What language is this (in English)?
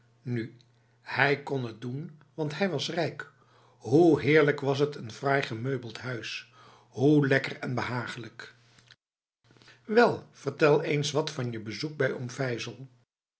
Dutch